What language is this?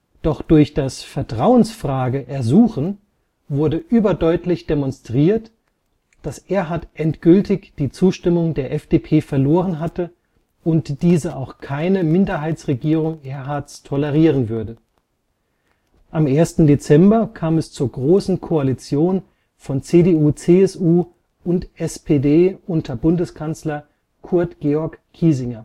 German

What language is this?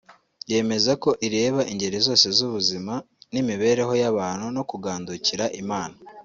Kinyarwanda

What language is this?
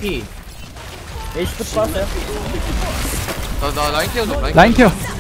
Korean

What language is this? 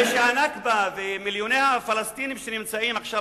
Hebrew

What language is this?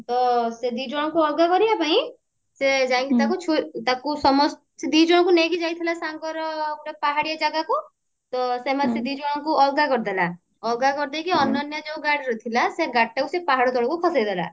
Odia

